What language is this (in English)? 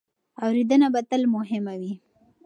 Pashto